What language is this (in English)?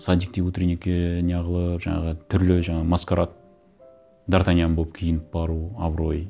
Kazakh